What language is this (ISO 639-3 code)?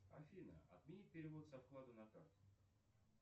rus